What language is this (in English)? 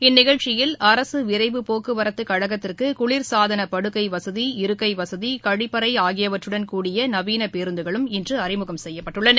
Tamil